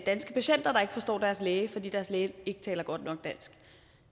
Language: Danish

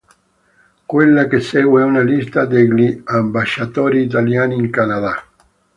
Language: Italian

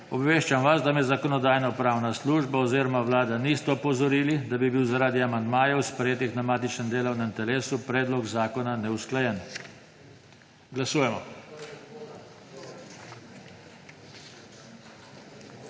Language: Slovenian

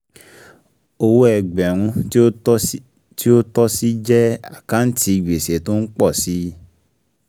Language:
Yoruba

